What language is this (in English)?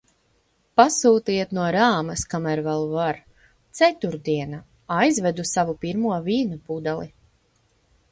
Latvian